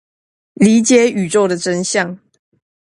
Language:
Chinese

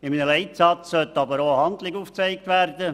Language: Swiss German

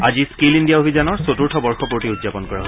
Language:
Assamese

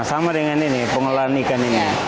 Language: Indonesian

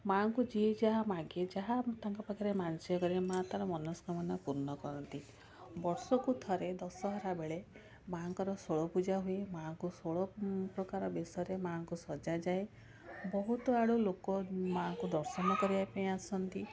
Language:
Odia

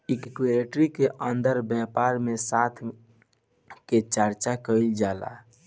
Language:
Bhojpuri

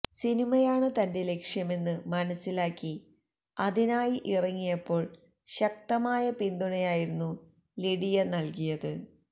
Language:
Malayalam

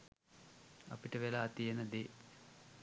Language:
Sinhala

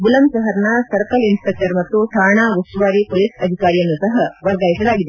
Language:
Kannada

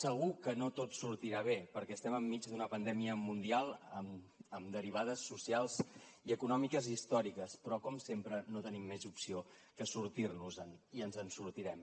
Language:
Catalan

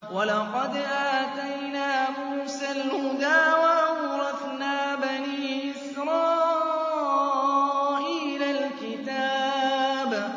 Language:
Arabic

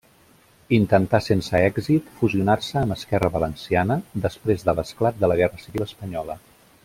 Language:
Catalan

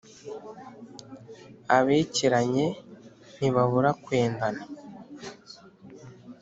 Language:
Kinyarwanda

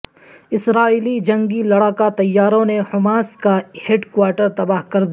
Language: Urdu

